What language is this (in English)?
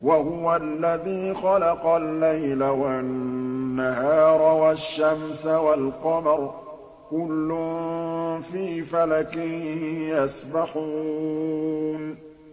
Arabic